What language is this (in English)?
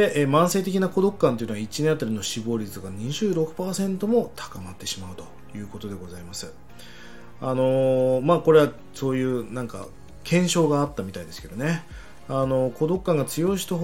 Japanese